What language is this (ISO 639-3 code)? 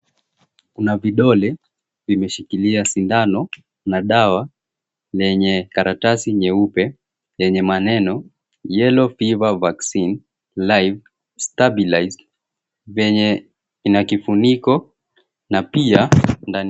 swa